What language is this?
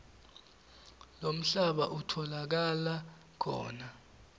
Swati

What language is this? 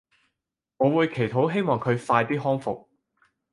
Cantonese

